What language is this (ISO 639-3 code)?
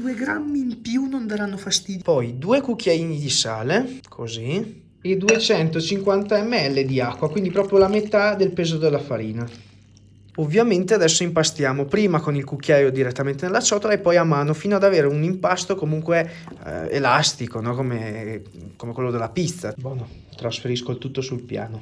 ita